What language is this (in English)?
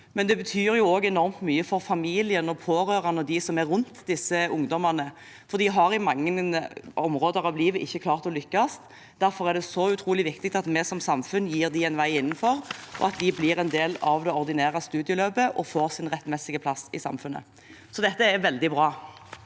Norwegian